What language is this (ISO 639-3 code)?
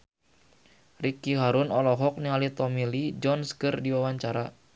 sun